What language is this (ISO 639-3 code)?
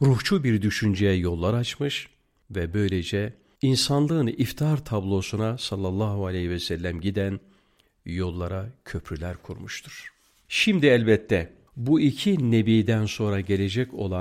tur